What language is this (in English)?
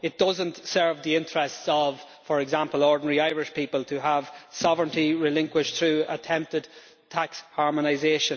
English